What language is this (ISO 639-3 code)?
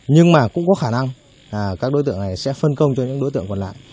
vie